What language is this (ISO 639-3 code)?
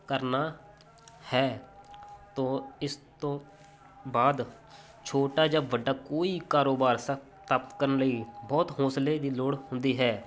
pan